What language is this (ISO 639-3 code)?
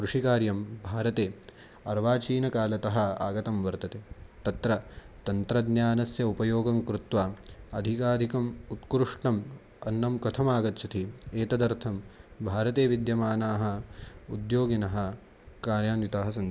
san